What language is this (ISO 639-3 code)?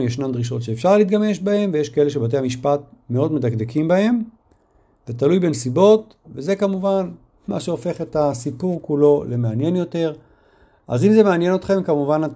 heb